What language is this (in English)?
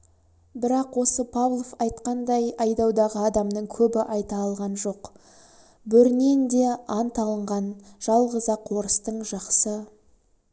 Kazakh